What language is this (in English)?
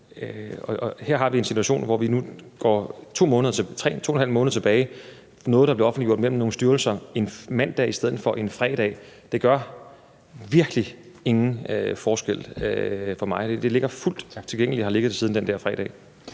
Danish